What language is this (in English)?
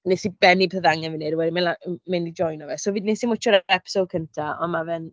Welsh